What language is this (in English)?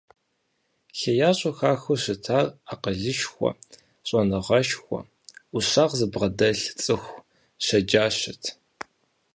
Kabardian